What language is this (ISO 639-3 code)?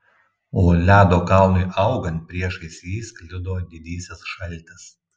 lit